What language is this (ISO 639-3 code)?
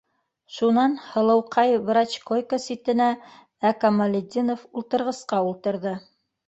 bak